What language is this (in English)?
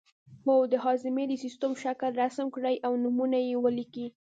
Pashto